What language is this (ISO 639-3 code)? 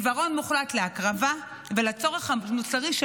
heb